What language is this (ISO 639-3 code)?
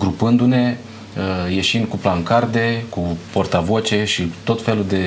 ron